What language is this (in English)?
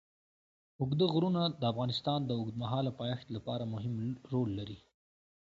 Pashto